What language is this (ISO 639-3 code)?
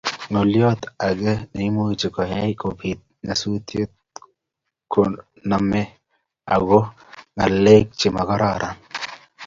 kln